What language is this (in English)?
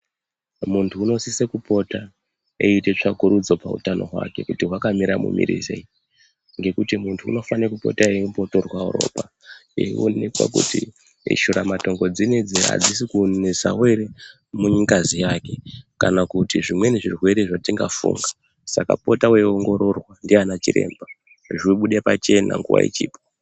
Ndau